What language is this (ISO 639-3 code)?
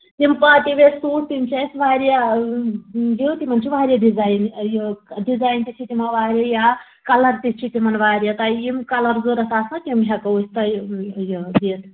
kas